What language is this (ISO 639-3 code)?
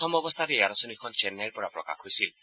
asm